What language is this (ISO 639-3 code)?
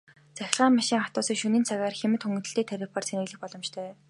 mon